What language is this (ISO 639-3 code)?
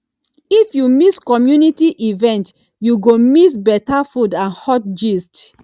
pcm